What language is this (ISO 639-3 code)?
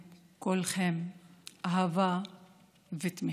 heb